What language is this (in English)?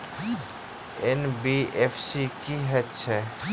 Maithili